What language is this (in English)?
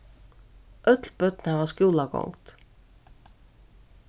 Faroese